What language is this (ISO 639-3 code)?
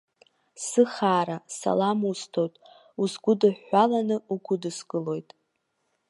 abk